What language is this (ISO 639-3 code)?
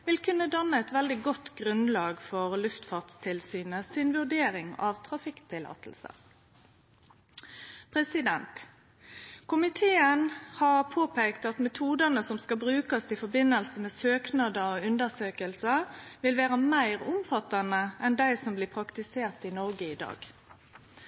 nno